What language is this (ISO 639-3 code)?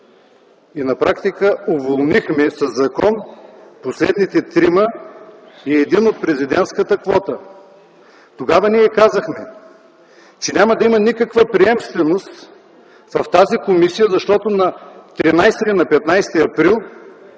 bul